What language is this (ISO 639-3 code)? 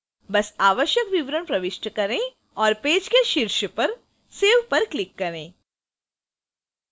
hin